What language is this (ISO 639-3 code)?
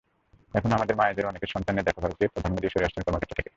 ben